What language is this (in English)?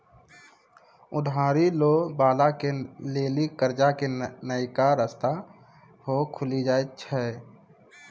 Maithili